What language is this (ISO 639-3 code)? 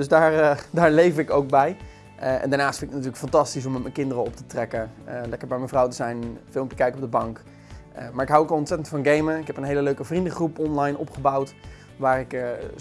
nld